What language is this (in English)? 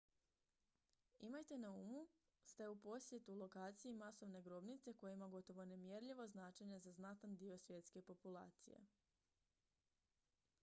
Croatian